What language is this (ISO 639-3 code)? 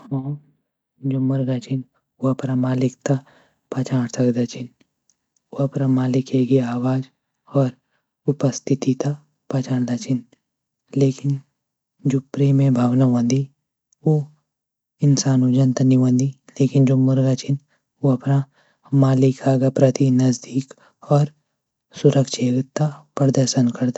gbm